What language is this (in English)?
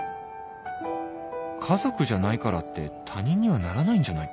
Japanese